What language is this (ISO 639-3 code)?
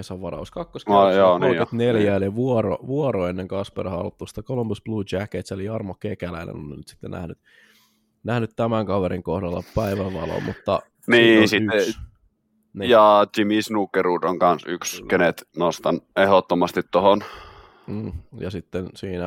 fin